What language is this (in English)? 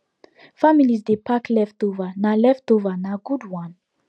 Nigerian Pidgin